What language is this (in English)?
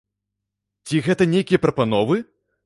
Belarusian